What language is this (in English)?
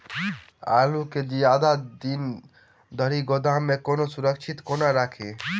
Maithili